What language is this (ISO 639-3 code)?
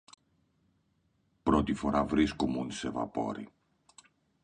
ell